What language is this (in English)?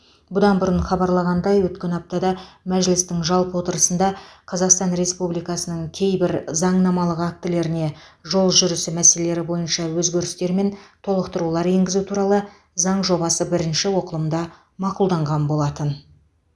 Kazakh